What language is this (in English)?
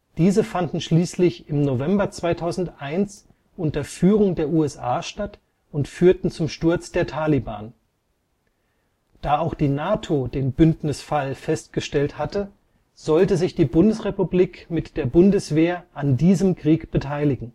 German